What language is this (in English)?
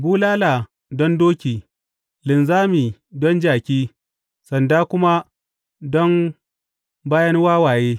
Hausa